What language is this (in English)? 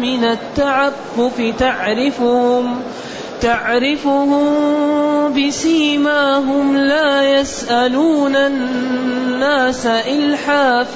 Arabic